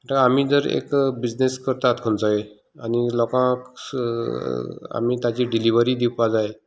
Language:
Konkani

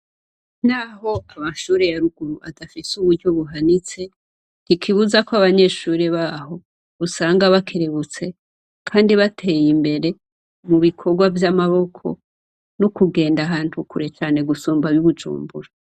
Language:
Rundi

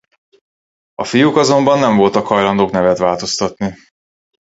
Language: Hungarian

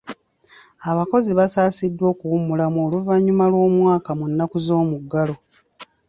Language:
Ganda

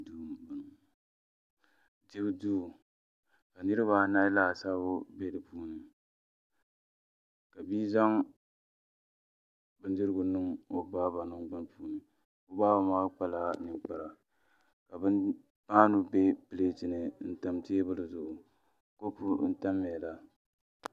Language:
Dagbani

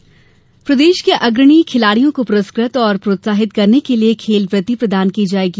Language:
Hindi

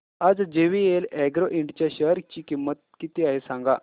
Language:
Marathi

